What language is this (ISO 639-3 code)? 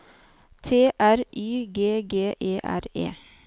nor